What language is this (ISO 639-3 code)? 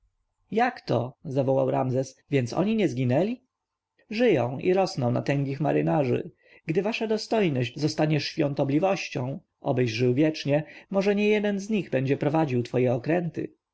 pol